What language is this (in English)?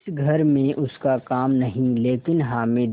Hindi